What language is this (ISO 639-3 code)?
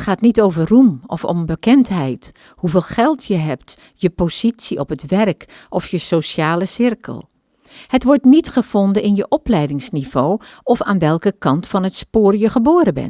nld